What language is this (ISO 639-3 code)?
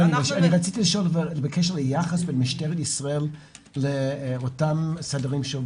heb